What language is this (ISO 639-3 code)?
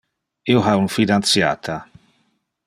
ina